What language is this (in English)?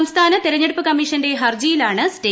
Malayalam